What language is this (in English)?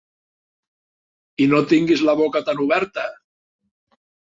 Catalan